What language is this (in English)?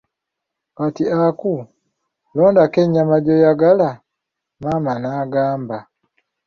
Ganda